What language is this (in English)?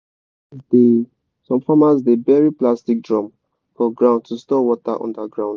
Nigerian Pidgin